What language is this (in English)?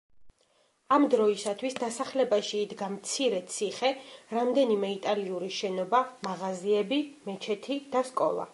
Georgian